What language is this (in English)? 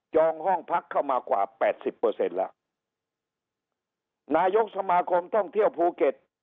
Thai